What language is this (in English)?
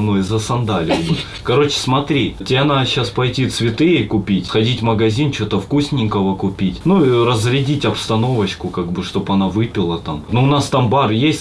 Russian